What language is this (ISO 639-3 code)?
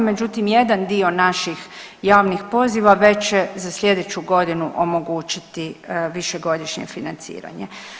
hrv